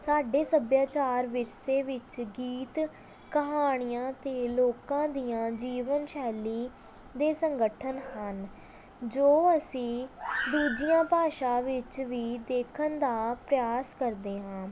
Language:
Punjabi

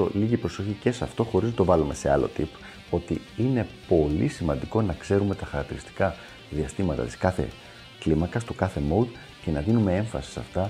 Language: Greek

